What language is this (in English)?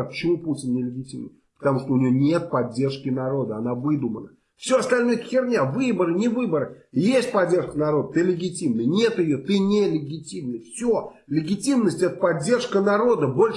Russian